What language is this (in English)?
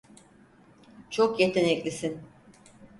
Turkish